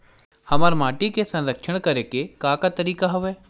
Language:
Chhattisgarhi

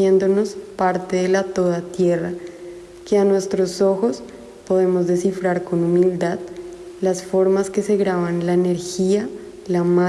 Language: Spanish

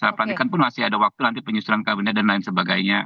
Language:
Indonesian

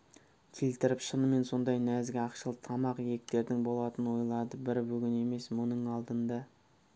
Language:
Kazakh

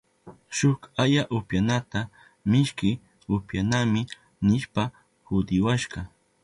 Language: Southern Pastaza Quechua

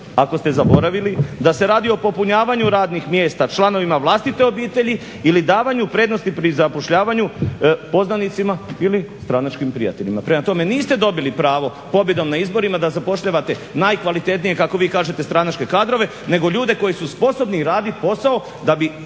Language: Croatian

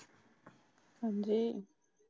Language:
Punjabi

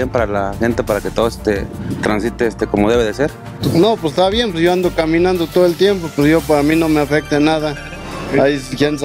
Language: Spanish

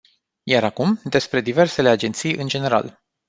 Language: Romanian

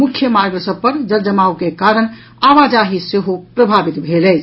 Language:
Maithili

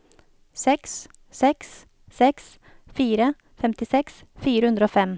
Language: Norwegian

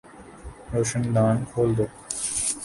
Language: Urdu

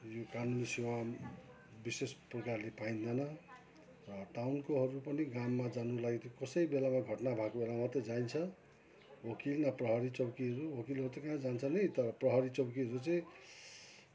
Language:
Nepali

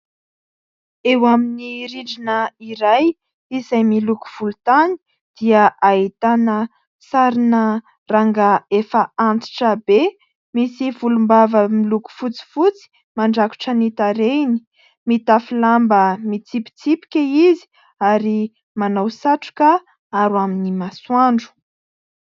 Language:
Malagasy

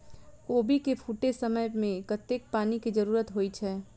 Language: Maithili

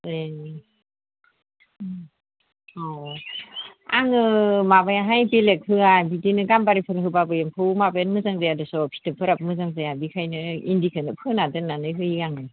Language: Bodo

